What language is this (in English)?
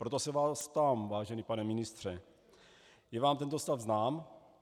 Czech